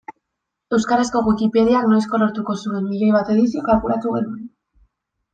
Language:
Basque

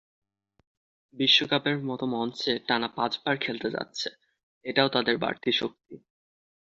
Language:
Bangla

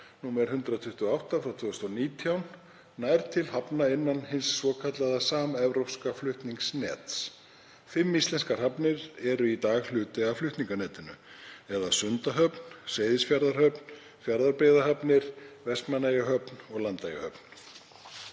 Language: Icelandic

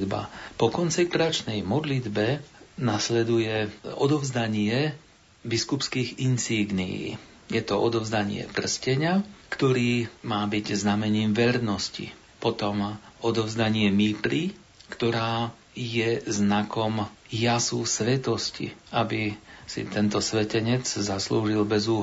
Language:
Slovak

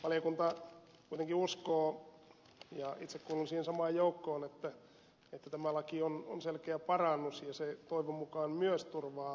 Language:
Finnish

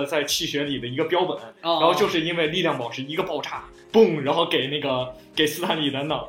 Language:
Chinese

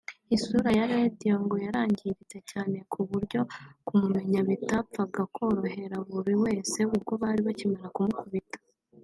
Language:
Kinyarwanda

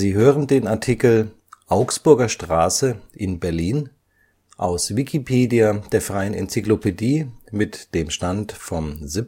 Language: German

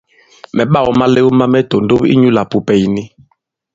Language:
Bankon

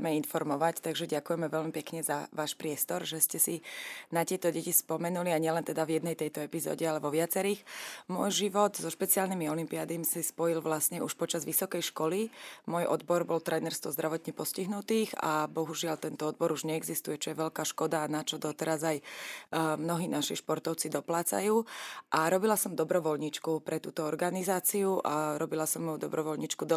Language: Slovak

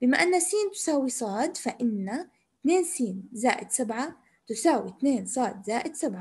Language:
Arabic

